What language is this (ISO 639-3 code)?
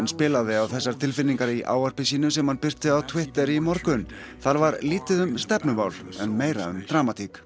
isl